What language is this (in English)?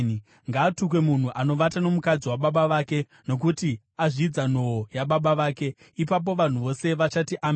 Shona